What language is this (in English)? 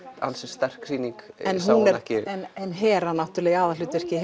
Icelandic